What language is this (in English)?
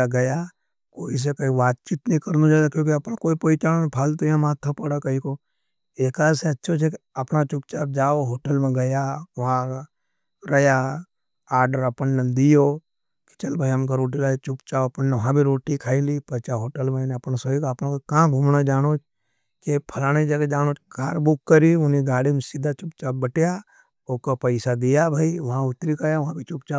Nimadi